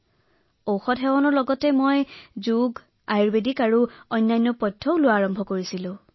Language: Assamese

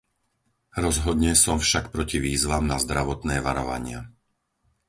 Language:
Slovak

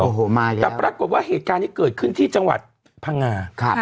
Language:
Thai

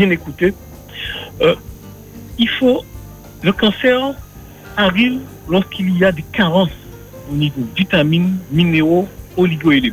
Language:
French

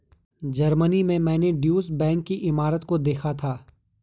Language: Hindi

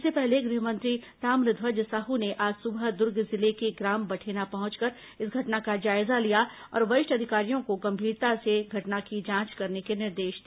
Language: Hindi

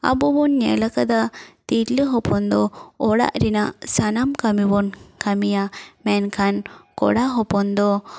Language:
Santali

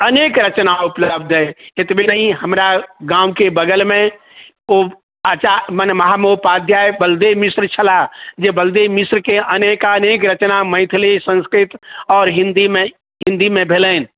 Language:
Maithili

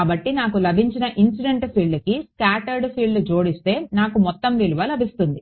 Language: Telugu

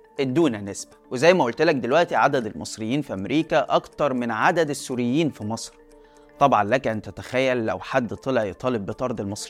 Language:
Arabic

